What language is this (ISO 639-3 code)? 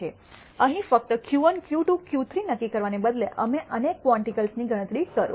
guj